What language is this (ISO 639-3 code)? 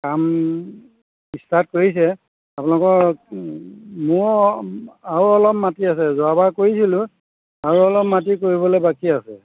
asm